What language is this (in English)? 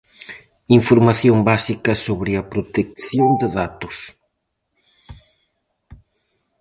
Galician